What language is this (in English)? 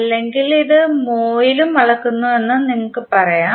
Malayalam